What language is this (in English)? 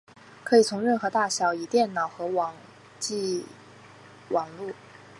Chinese